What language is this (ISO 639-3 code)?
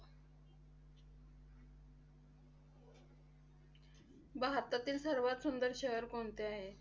mar